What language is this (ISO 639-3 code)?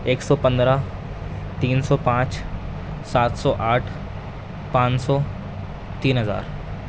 urd